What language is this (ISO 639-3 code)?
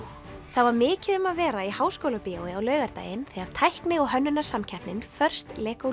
isl